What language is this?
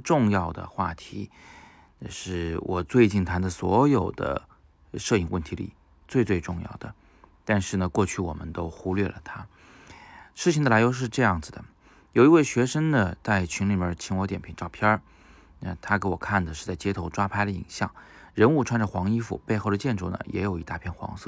Chinese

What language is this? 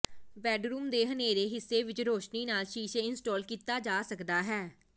Punjabi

